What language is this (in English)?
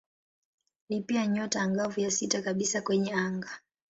Swahili